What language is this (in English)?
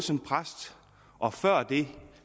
Danish